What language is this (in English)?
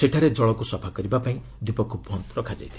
Odia